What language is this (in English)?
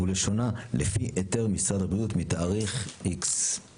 Hebrew